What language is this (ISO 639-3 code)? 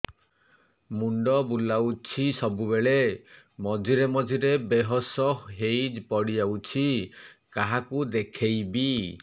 ori